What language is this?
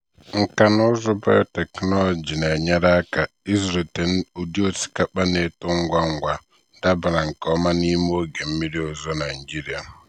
Igbo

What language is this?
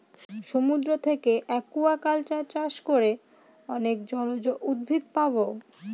Bangla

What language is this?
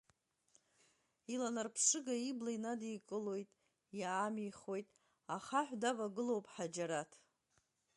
Abkhazian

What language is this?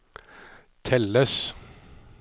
Norwegian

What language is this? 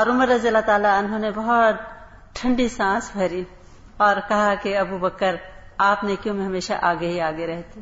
Urdu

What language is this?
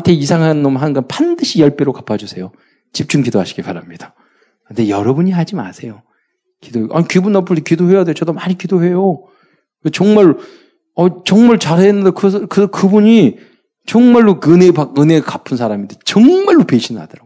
Korean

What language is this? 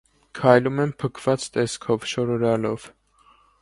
Armenian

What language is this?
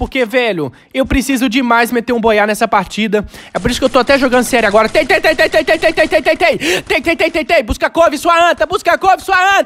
Portuguese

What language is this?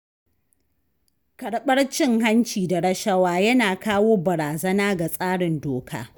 Hausa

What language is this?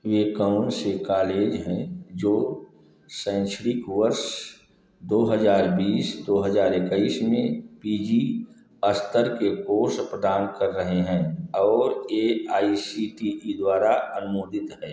Hindi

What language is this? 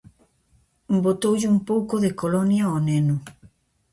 Galician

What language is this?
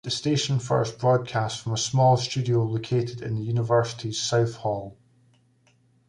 English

